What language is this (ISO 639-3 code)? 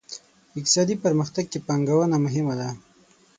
pus